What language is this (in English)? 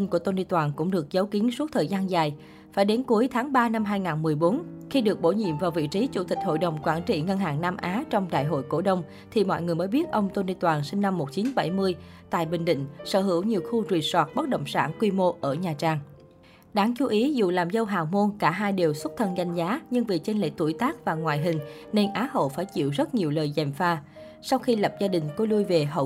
Vietnamese